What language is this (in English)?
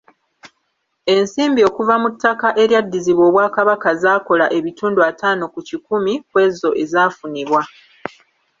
Ganda